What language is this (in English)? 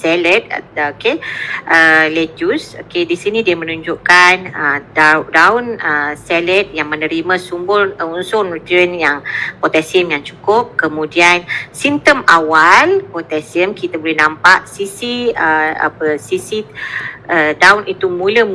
Malay